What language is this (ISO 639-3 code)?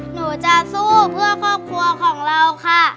tha